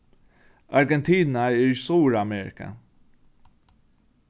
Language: Faroese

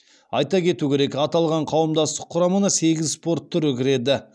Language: Kazakh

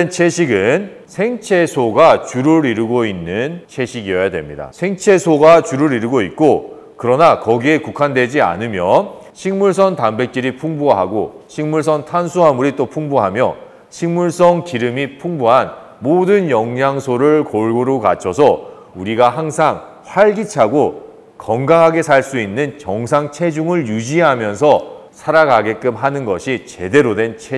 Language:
Korean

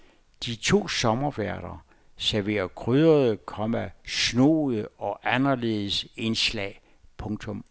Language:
Danish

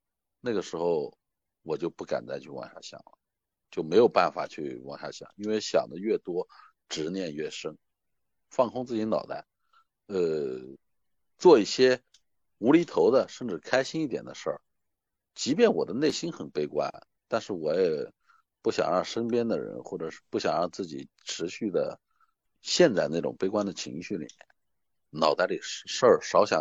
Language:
Chinese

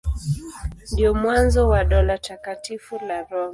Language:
Swahili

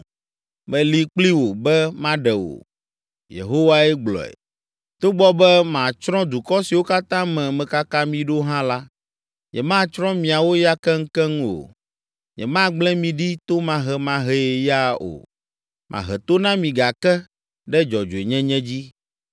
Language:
Ewe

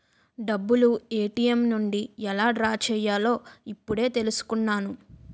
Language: Telugu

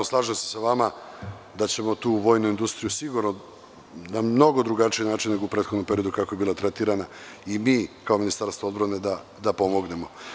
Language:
Serbian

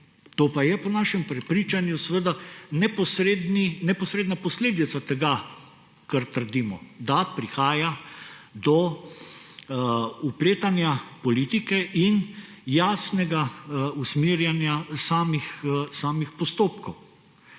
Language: Slovenian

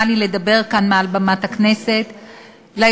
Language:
Hebrew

